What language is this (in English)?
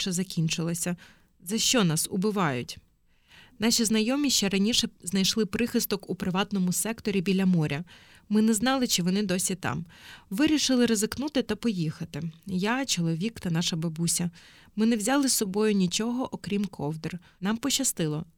Ukrainian